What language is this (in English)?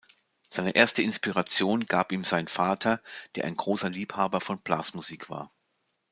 German